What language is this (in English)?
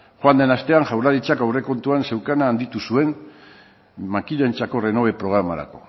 Basque